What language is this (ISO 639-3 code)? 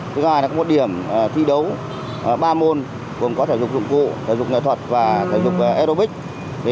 vie